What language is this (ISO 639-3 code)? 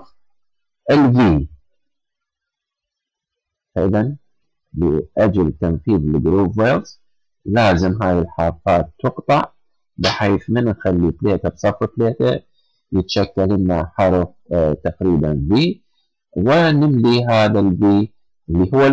ara